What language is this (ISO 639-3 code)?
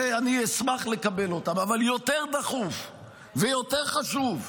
heb